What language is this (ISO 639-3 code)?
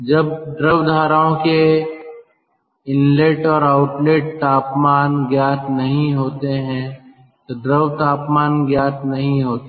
hin